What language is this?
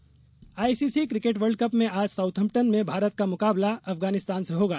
Hindi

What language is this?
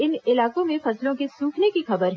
Hindi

